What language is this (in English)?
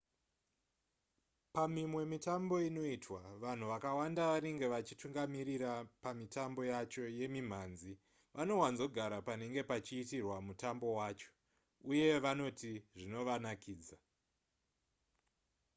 Shona